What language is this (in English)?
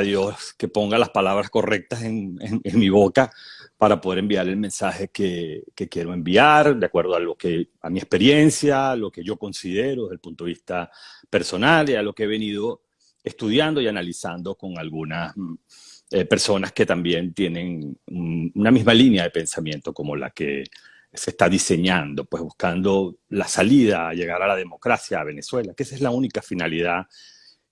Spanish